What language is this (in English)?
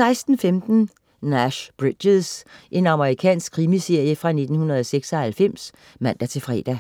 Danish